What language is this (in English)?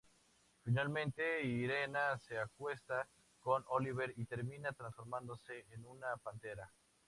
Spanish